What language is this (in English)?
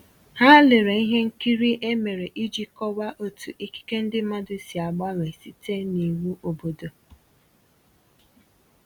Igbo